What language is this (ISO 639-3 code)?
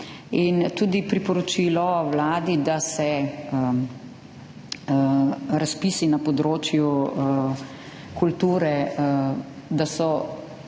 slv